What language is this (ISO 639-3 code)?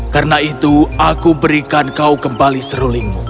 ind